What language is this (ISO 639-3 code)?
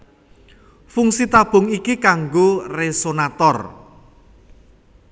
jav